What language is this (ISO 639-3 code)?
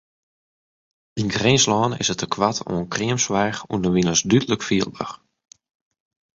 fry